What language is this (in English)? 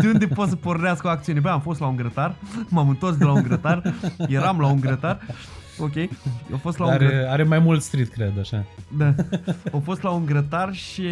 Romanian